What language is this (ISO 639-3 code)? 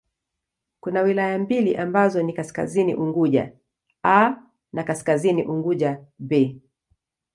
swa